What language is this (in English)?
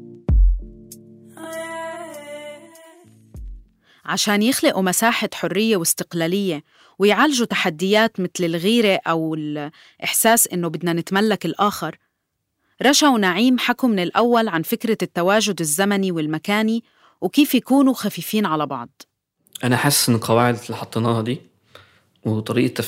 Arabic